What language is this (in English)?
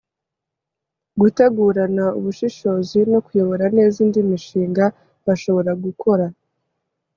Kinyarwanda